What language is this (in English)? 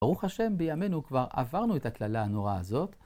Hebrew